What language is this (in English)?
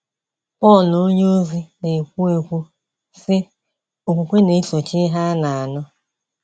Igbo